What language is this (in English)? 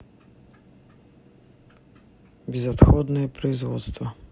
Russian